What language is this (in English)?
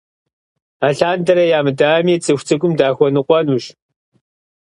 Kabardian